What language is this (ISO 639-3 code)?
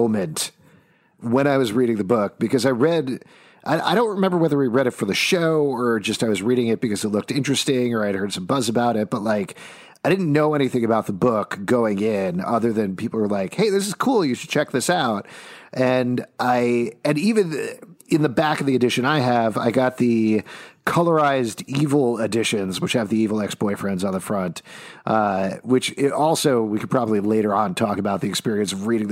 eng